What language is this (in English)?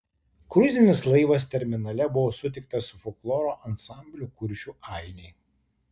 Lithuanian